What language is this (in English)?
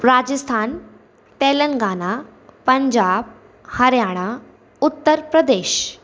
Sindhi